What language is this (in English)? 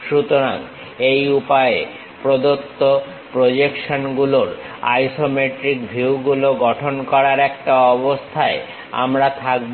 Bangla